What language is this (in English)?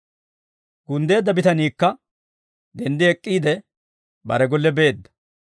Dawro